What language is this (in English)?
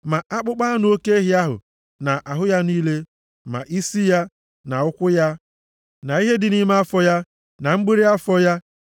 Igbo